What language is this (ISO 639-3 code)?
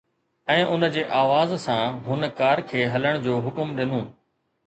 snd